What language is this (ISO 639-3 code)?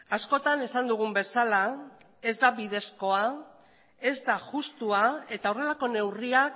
eus